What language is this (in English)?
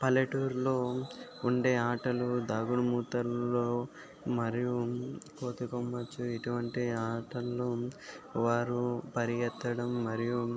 Telugu